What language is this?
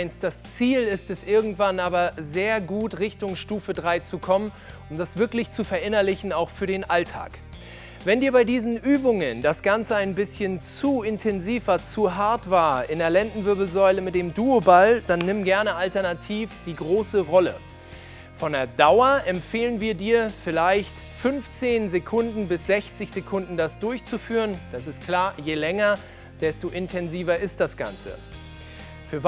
German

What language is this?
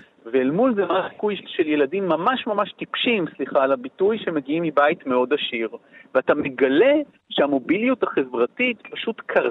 Hebrew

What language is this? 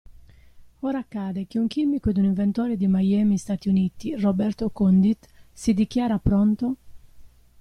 Italian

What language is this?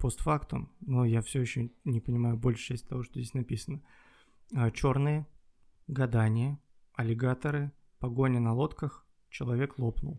Russian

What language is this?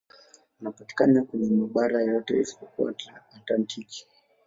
Swahili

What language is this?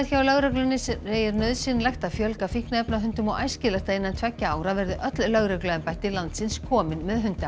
Icelandic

